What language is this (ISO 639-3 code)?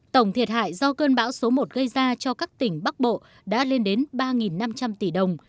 vie